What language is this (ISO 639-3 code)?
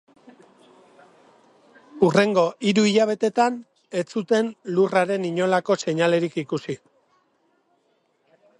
eus